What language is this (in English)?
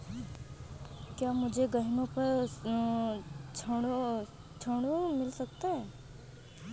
Hindi